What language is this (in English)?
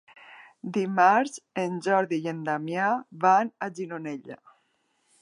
Catalan